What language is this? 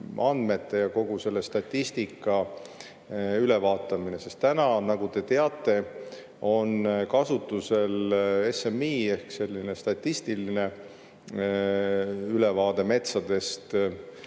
Estonian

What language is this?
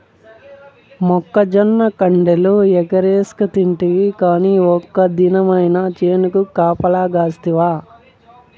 Telugu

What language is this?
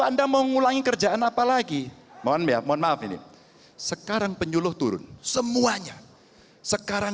Indonesian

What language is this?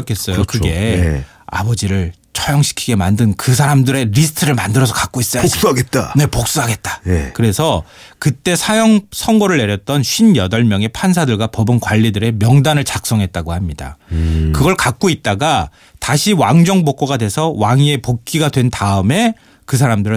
Korean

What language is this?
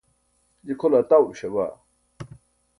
Burushaski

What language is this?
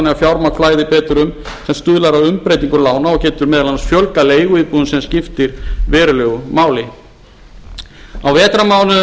Icelandic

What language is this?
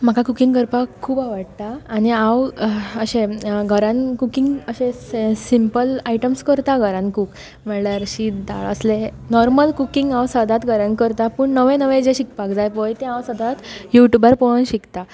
Konkani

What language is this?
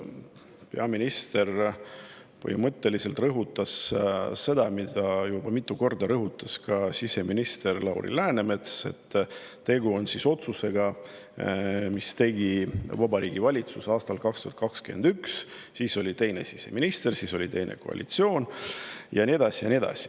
Estonian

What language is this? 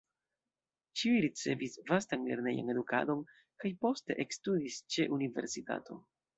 Esperanto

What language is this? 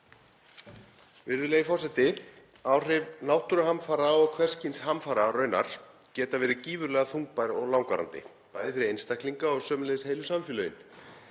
Icelandic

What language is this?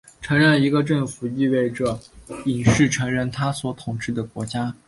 Chinese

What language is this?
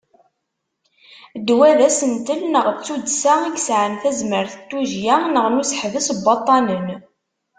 Kabyle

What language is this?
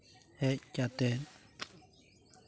Santali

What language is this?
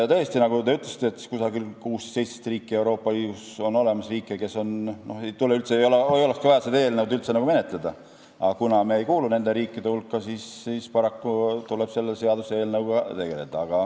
Estonian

